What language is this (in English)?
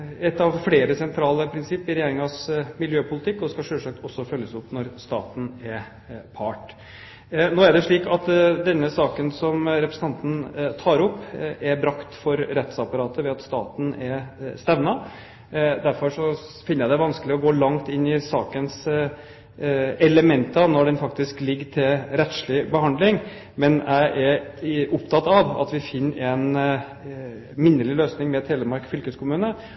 Norwegian Bokmål